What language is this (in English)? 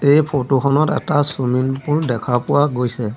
Assamese